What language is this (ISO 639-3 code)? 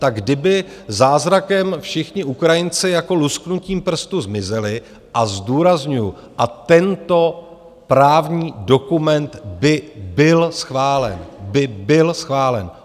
ces